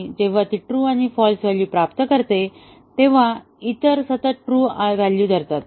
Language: Marathi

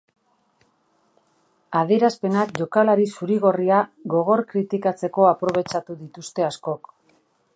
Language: Basque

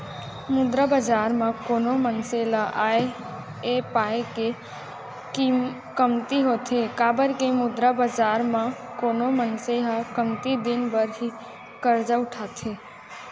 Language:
Chhattisgarhi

